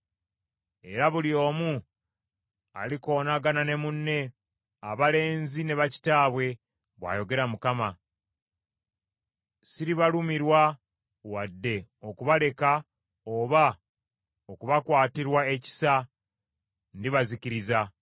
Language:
Ganda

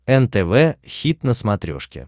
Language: Russian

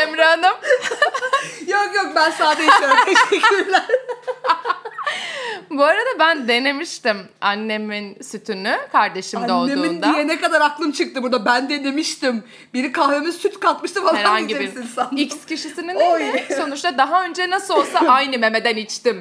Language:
Turkish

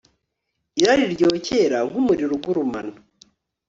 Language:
Kinyarwanda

